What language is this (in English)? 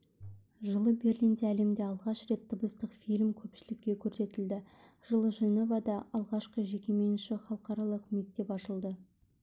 Kazakh